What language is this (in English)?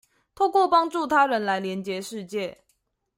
Chinese